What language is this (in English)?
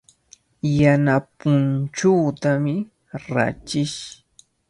Cajatambo North Lima Quechua